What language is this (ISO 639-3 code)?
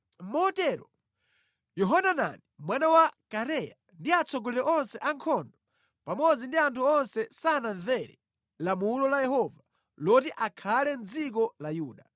nya